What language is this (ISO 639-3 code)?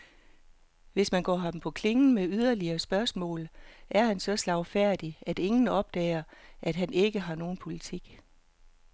dan